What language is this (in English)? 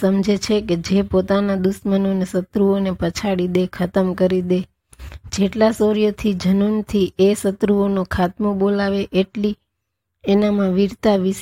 Gujarati